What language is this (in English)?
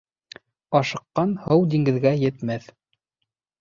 Bashkir